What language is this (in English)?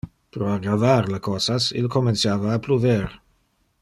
Interlingua